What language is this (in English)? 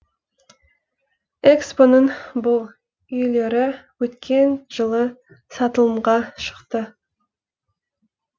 Kazakh